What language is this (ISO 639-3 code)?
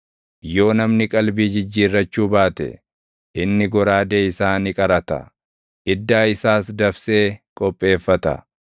orm